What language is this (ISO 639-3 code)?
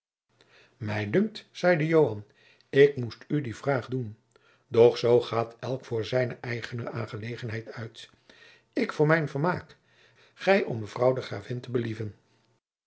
nld